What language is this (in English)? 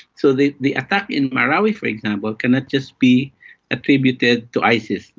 English